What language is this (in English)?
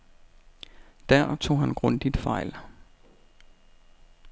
Danish